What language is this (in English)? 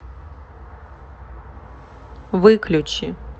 Russian